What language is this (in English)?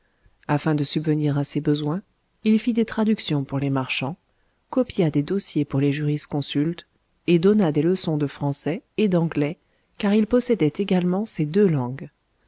French